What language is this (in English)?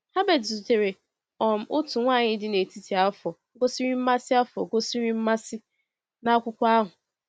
Igbo